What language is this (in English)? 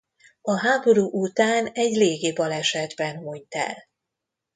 Hungarian